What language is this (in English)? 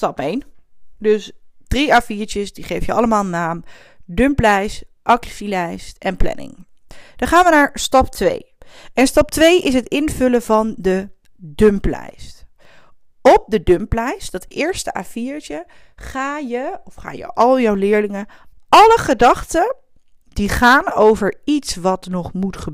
Dutch